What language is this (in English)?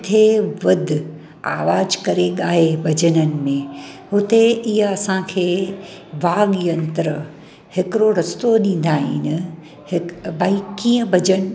Sindhi